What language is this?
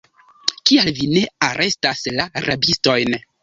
Esperanto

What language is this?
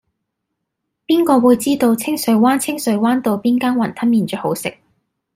Cantonese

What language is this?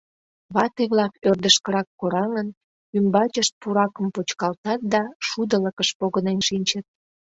Mari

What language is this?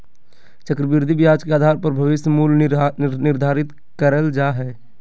Magahi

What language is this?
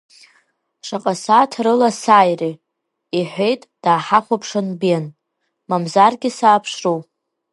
Abkhazian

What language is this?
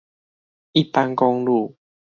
Chinese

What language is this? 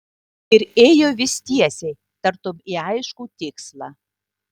Lithuanian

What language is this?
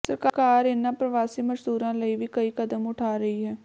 Punjabi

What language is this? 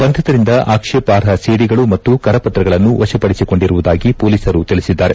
Kannada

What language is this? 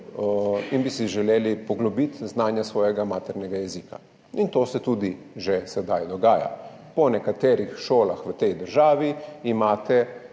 Slovenian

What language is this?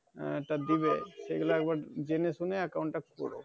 Bangla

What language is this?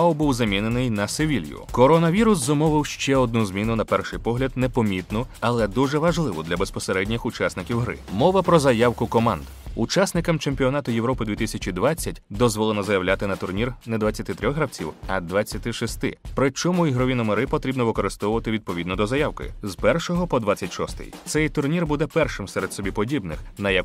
Ukrainian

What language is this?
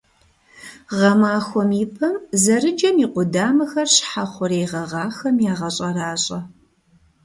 Kabardian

